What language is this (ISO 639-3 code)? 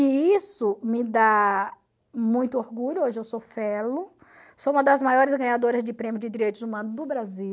por